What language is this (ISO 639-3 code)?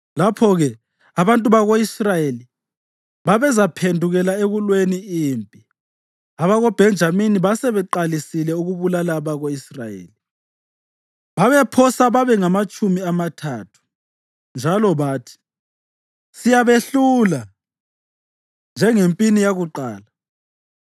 nde